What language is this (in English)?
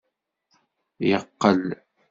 Kabyle